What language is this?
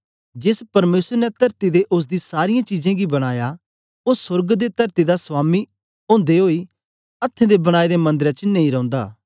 Dogri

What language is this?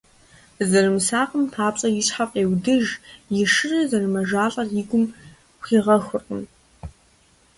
Kabardian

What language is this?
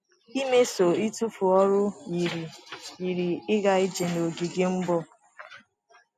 Igbo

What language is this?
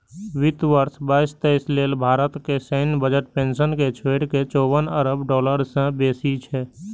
Maithili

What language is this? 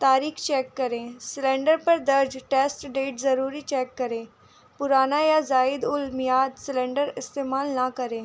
Urdu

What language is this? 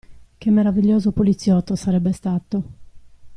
Italian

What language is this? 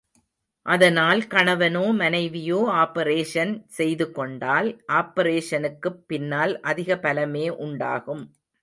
Tamil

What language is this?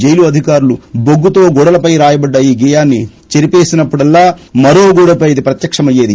Telugu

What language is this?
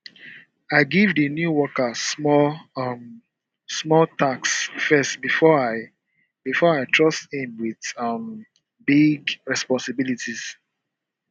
Nigerian Pidgin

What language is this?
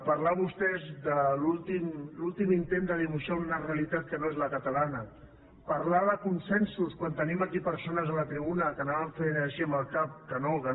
Catalan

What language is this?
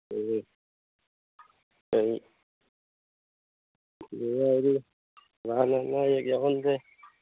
Manipuri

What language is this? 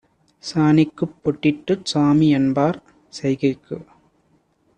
Tamil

